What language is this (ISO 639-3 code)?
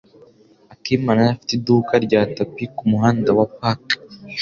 kin